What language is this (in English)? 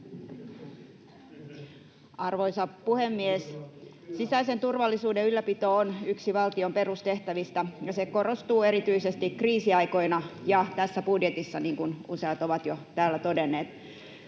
Finnish